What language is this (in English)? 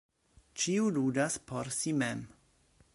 Esperanto